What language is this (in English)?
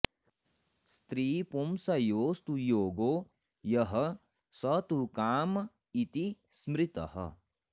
Sanskrit